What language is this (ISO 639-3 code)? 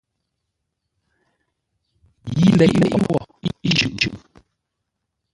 nla